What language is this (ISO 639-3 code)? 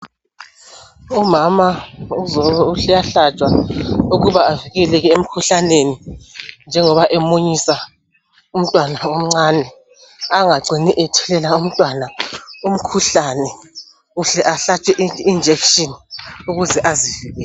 nde